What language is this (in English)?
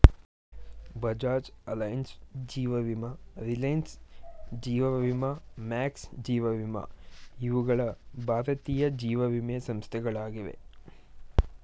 Kannada